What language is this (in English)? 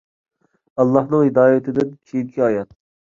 Uyghur